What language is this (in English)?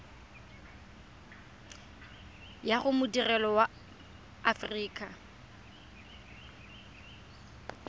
Tswana